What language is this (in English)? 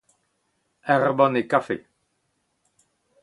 Breton